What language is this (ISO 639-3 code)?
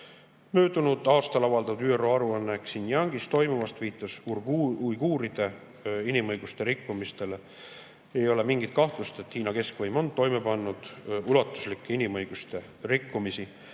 est